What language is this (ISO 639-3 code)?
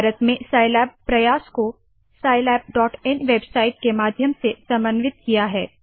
hin